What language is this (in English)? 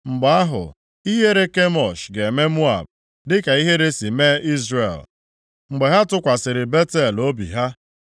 Igbo